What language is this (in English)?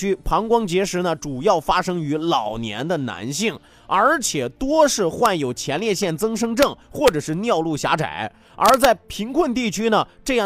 Chinese